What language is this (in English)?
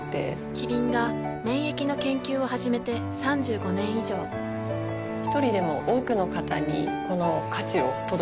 Japanese